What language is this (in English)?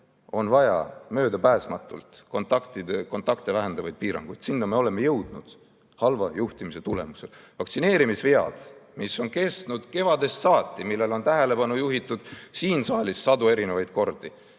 Estonian